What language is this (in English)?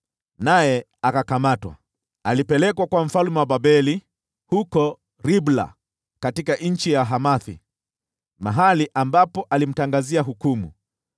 Swahili